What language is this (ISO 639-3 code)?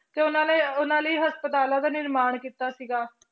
pan